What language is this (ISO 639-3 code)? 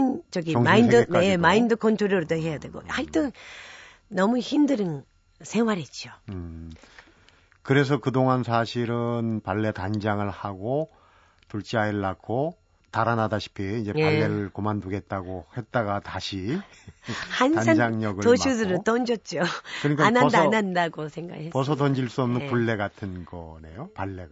kor